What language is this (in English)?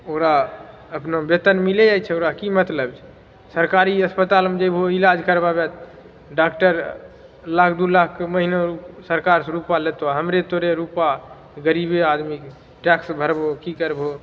Maithili